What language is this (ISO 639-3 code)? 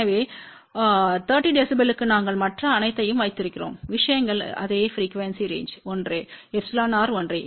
tam